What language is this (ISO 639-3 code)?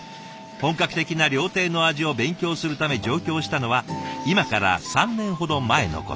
jpn